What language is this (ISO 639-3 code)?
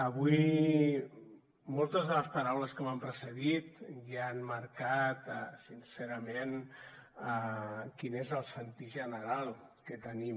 cat